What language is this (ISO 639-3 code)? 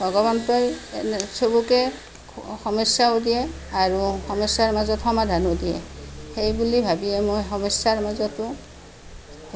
asm